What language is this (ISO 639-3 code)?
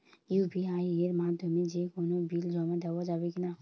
ben